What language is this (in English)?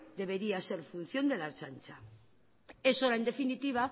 Spanish